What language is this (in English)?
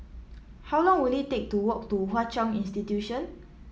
English